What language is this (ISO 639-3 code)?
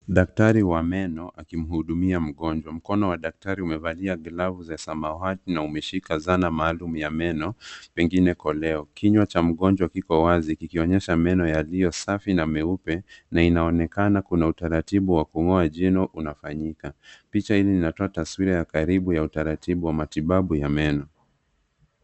swa